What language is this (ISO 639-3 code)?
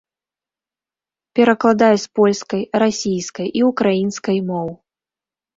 bel